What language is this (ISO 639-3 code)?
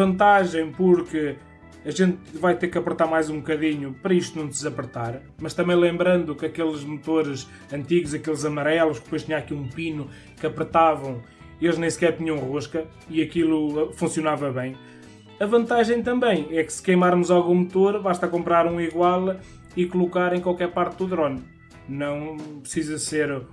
por